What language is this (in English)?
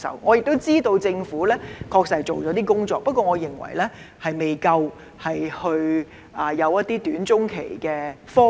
Cantonese